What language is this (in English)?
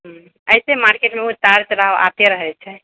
Maithili